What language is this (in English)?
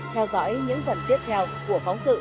Vietnamese